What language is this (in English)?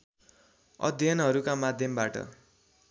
Nepali